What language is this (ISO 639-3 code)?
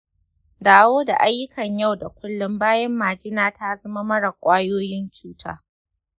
hau